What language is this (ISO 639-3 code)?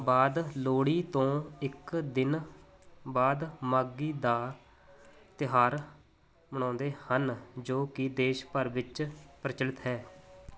pan